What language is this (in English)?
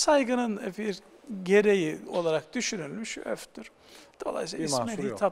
Turkish